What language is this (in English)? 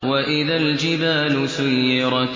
Arabic